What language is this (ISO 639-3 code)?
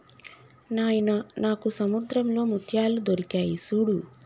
tel